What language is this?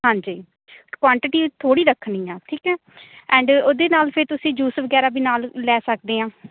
Punjabi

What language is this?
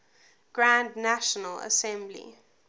English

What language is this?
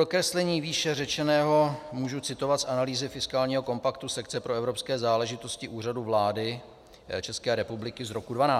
Czech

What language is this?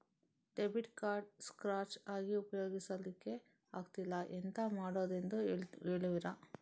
Kannada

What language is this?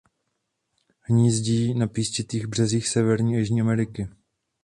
Czech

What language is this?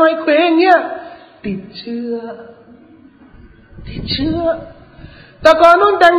Thai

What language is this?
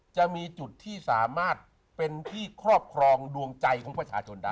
Thai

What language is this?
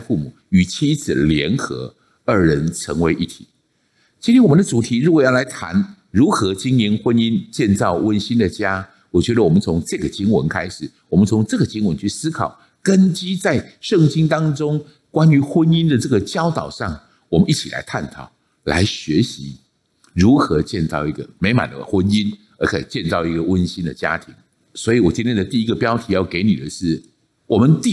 Chinese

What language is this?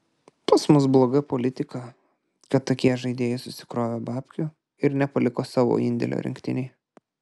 Lithuanian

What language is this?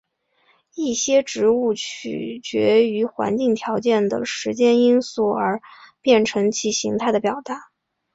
Chinese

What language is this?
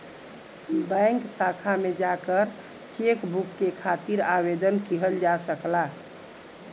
Bhojpuri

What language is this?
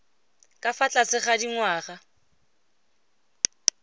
Tswana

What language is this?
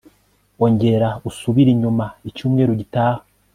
Kinyarwanda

